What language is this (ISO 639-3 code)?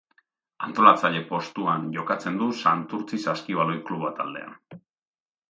eus